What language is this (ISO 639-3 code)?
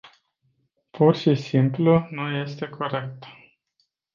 ron